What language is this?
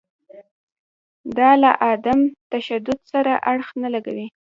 Pashto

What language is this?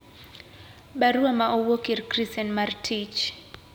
Luo (Kenya and Tanzania)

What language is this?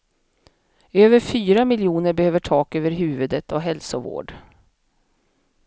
Swedish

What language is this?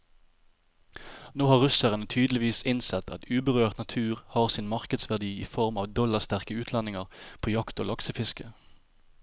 Norwegian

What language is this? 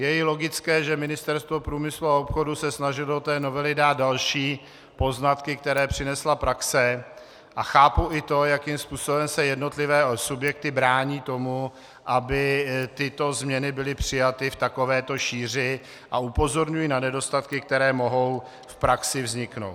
Czech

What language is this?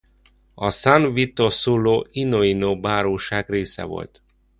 Hungarian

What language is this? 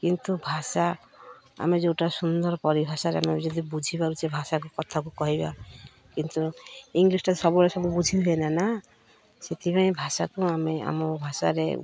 Odia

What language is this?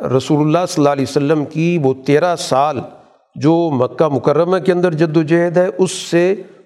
Urdu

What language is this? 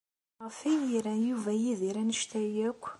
Kabyle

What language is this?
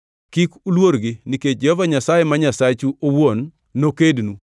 Luo (Kenya and Tanzania)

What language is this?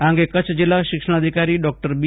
Gujarati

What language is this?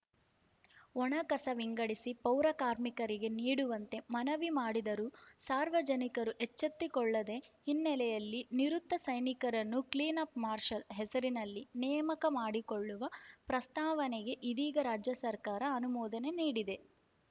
Kannada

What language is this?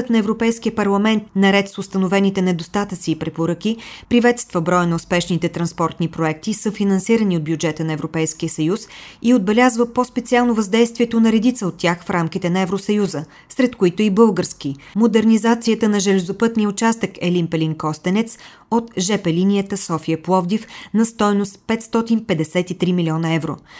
Bulgarian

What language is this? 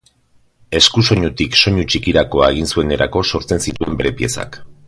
Basque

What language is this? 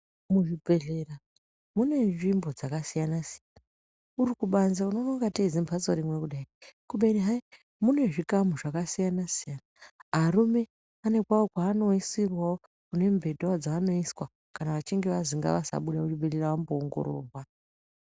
Ndau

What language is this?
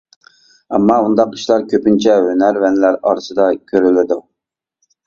Uyghur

